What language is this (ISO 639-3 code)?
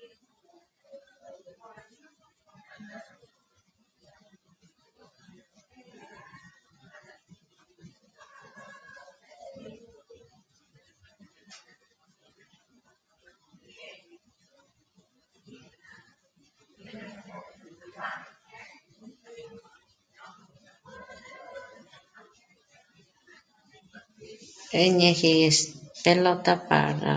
mmc